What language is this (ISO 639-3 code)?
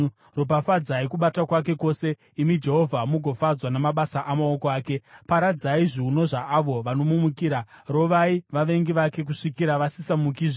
sna